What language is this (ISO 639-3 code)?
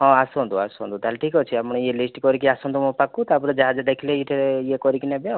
ori